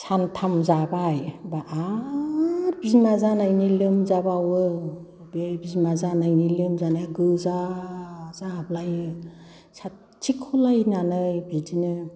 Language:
Bodo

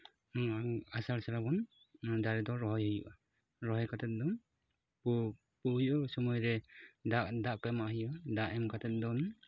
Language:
Santali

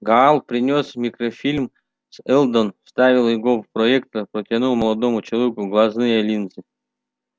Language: Russian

